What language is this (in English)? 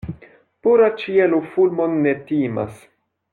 Esperanto